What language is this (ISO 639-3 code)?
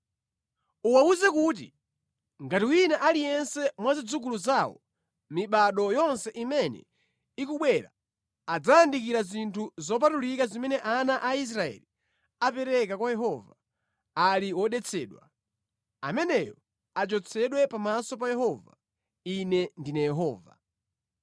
nya